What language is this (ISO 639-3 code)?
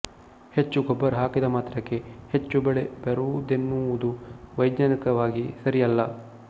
kan